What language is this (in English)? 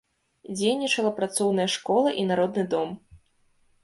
Belarusian